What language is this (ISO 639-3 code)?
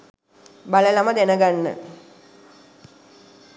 sin